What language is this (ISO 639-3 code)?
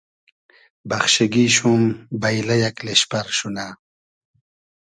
haz